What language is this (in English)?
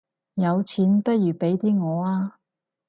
Cantonese